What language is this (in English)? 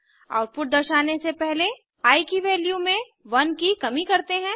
Hindi